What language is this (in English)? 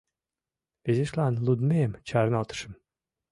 Mari